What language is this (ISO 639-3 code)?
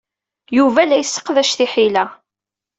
kab